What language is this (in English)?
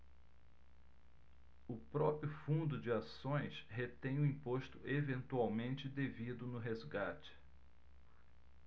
Portuguese